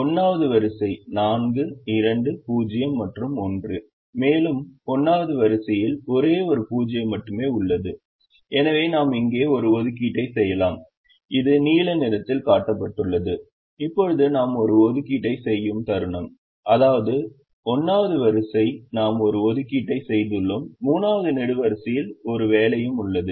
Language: Tamil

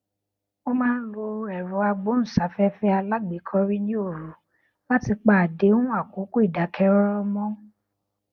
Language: Yoruba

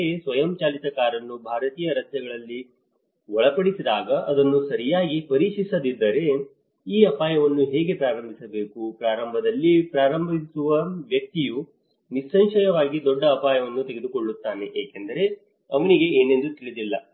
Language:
Kannada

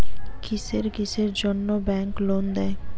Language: Bangla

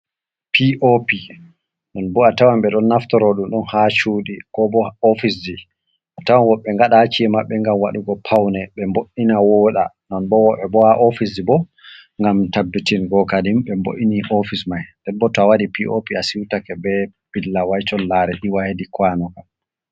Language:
Fula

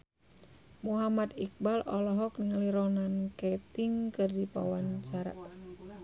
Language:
Sundanese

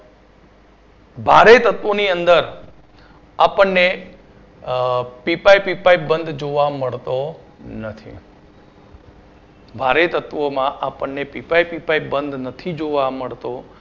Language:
Gujarati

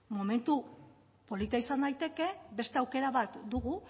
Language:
Basque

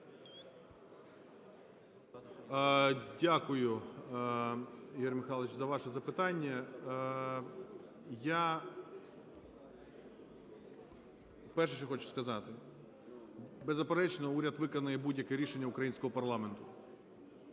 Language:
Ukrainian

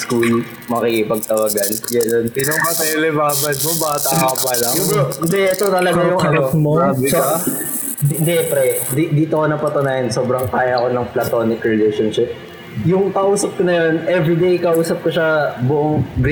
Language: Filipino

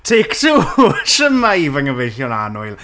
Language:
Welsh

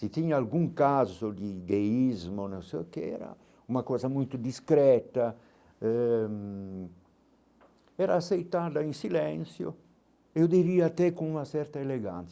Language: Portuguese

